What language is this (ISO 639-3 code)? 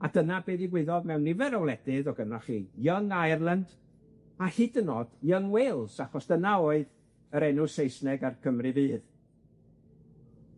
cym